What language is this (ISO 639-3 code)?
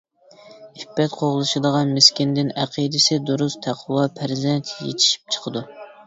uig